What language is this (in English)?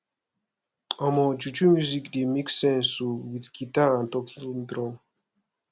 Nigerian Pidgin